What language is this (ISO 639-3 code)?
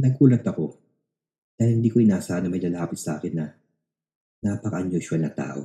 fil